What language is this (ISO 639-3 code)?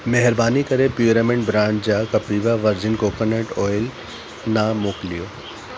snd